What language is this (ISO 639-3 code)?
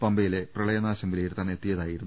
mal